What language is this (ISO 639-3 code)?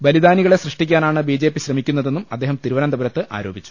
mal